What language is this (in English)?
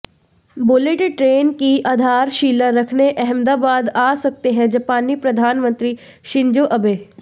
Hindi